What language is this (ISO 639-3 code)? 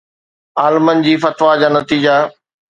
snd